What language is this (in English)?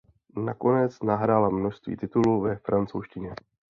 Czech